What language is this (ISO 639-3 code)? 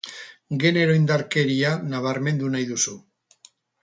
eus